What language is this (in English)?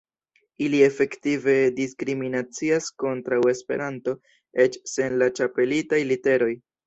Esperanto